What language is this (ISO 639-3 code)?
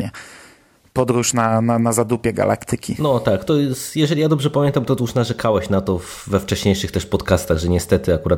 pol